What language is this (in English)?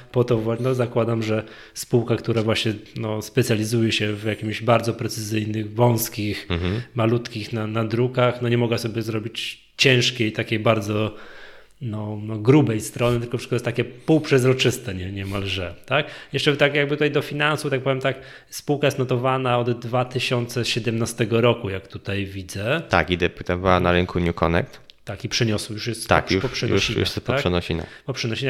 Polish